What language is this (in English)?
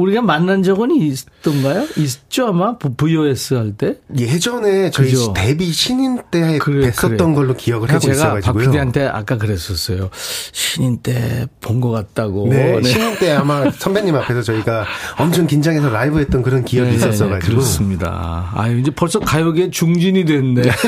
Korean